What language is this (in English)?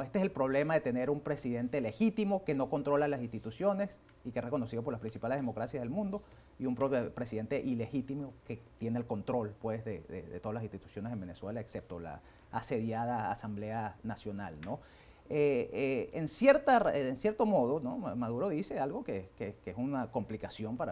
Spanish